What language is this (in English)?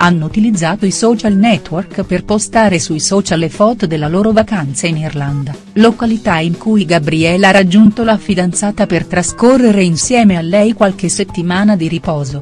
Italian